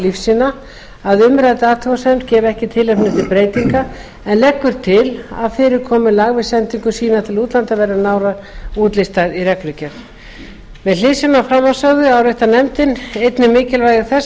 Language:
Icelandic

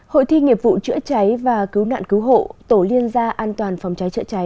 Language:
Vietnamese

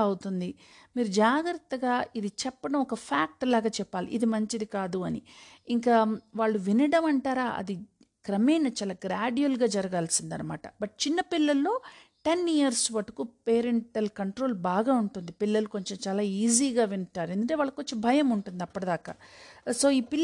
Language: Telugu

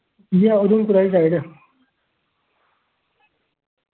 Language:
Dogri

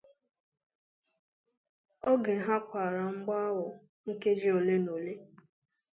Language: Igbo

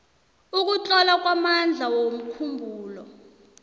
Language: South Ndebele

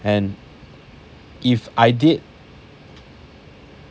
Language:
English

